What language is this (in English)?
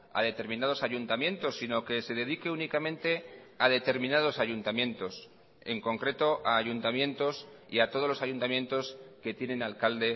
Spanish